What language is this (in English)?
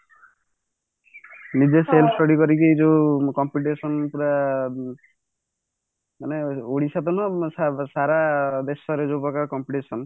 Odia